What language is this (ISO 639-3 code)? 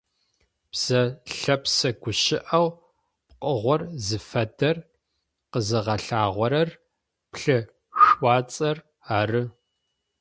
ady